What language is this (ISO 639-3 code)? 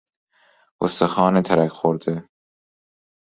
fas